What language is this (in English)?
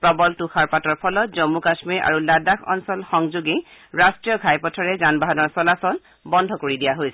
Assamese